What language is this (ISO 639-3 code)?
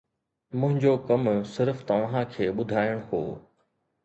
snd